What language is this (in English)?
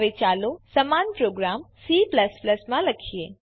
Gujarati